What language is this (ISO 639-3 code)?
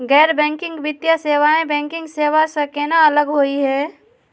mag